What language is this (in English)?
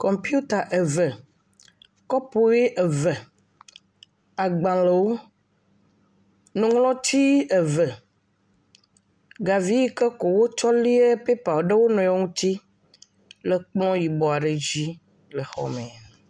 Ewe